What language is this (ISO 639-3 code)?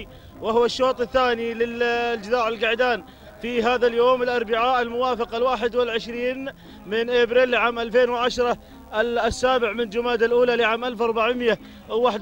ara